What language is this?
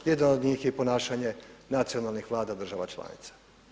Croatian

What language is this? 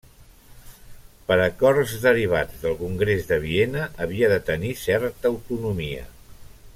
Catalan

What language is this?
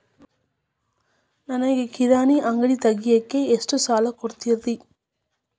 Kannada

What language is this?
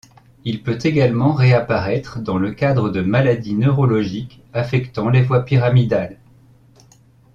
French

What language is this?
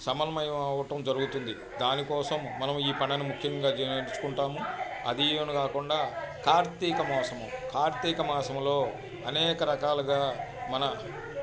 Telugu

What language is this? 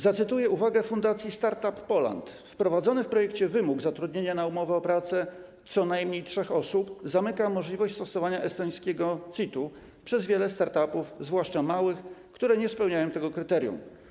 Polish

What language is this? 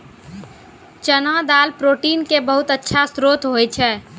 Maithili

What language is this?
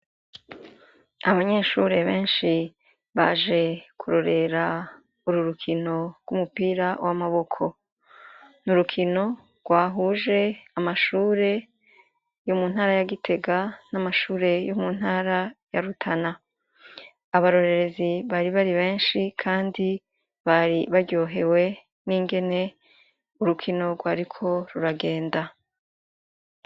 Rundi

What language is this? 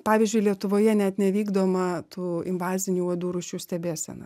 Lithuanian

